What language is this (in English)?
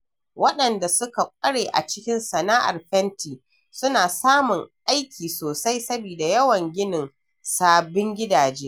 Hausa